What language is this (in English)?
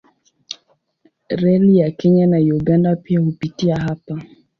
Swahili